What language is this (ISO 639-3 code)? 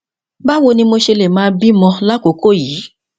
yor